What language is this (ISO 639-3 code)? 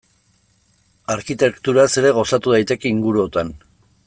eus